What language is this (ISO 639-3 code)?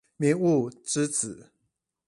zho